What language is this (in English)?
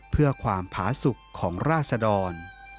Thai